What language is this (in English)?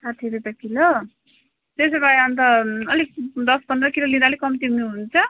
Nepali